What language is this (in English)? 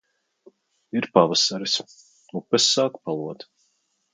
Latvian